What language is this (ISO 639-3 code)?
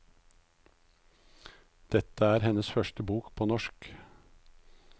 nor